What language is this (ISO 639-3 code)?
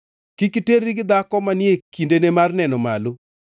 luo